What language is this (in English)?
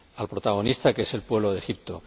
Spanish